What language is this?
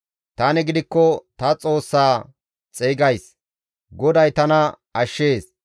Gamo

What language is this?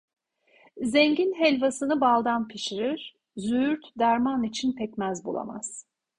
Turkish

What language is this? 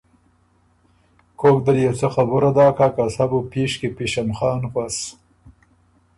Ormuri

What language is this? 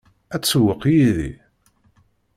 Kabyle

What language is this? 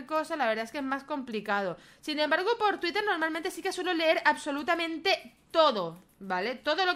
Spanish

